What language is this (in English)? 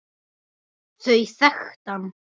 Icelandic